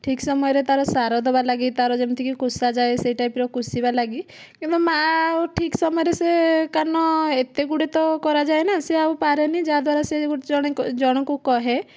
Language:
Odia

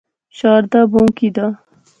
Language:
Pahari-Potwari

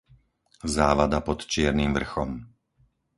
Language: Slovak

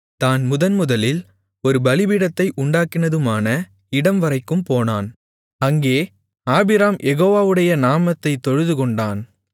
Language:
Tamil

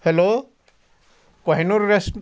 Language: Odia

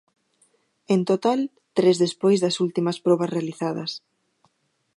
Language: Galician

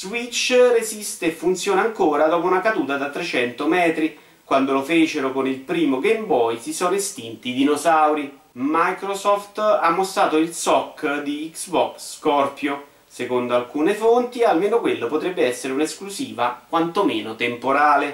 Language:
Italian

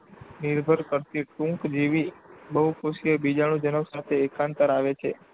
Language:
Gujarati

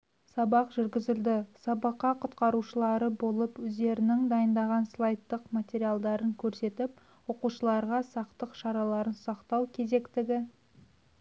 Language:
Kazakh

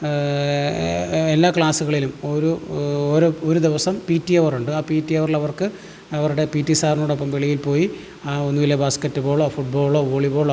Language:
Malayalam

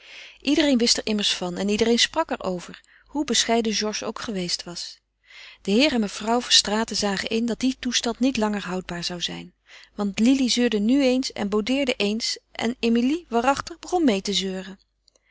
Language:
Dutch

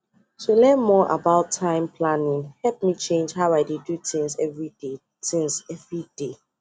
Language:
Nigerian Pidgin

